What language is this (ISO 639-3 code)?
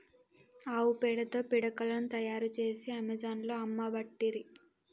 tel